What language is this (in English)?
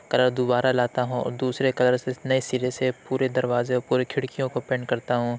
Urdu